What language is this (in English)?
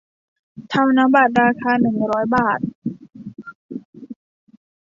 Thai